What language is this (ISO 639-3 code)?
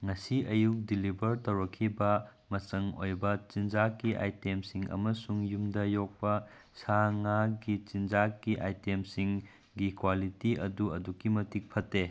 mni